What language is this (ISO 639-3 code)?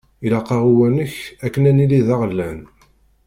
kab